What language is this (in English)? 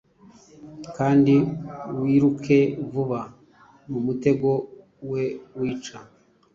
Kinyarwanda